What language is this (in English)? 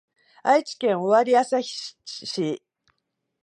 Japanese